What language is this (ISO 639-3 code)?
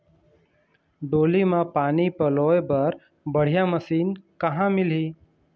hne